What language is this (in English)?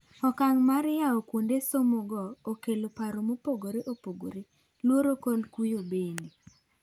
Luo (Kenya and Tanzania)